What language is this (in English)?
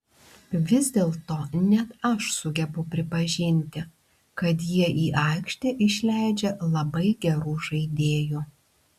Lithuanian